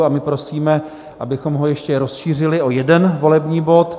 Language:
Czech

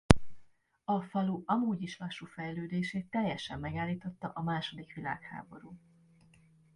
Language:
Hungarian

